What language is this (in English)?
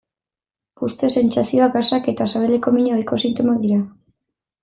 Basque